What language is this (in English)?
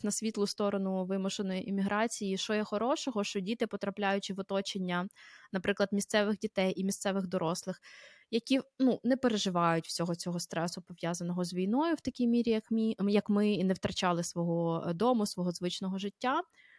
Ukrainian